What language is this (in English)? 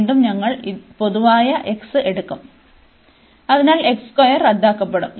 Malayalam